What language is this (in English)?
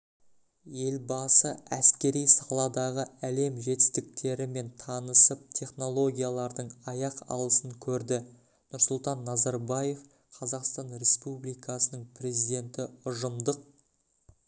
Kazakh